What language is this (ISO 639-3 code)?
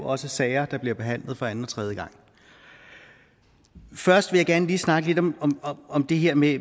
dan